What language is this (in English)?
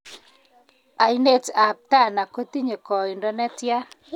Kalenjin